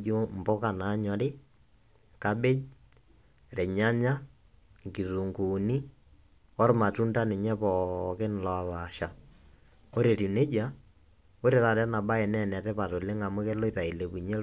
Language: Masai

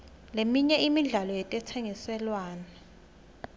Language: Swati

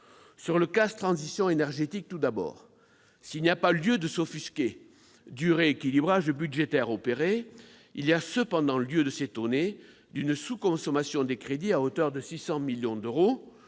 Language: French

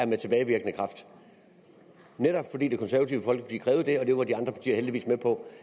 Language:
Danish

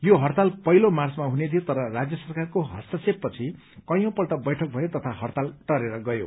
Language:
Nepali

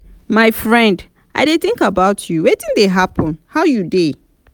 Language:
Nigerian Pidgin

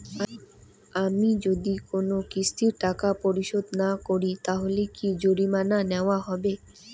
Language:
Bangla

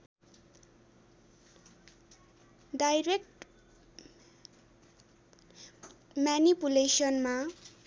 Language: Nepali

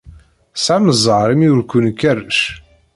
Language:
Kabyle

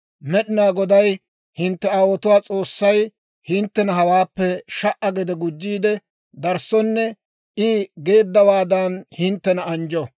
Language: Dawro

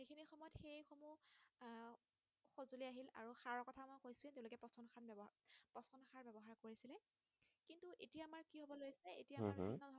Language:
Assamese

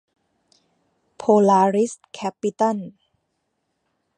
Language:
Thai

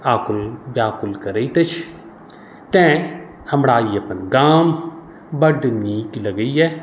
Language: Maithili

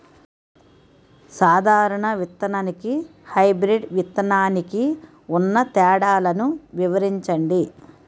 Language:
Telugu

